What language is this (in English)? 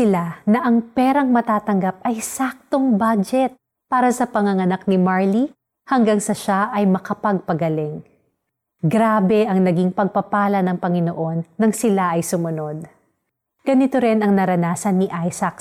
Filipino